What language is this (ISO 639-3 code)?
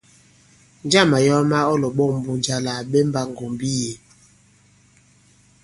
abb